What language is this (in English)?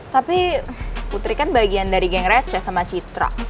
Indonesian